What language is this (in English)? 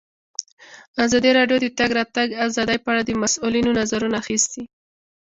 Pashto